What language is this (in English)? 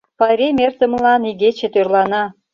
Mari